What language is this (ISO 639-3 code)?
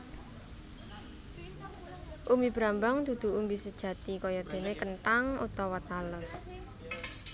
jav